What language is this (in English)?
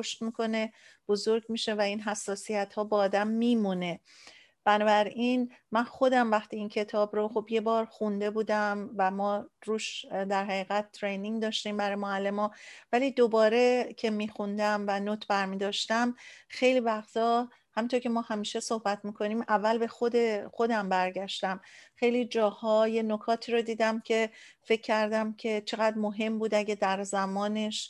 Persian